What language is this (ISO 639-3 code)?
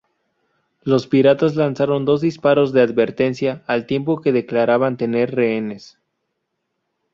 spa